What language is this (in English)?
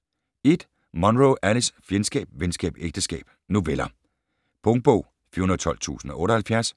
Danish